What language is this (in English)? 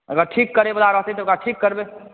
Maithili